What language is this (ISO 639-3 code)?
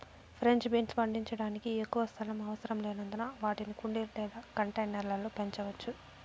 tel